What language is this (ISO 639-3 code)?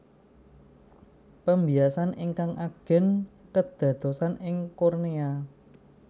jav